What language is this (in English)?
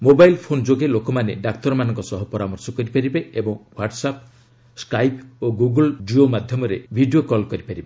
Odia